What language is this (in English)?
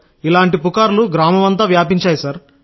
Telugu